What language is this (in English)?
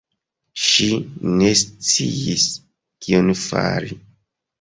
Esperanto